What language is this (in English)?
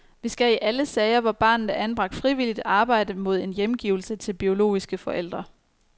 Danish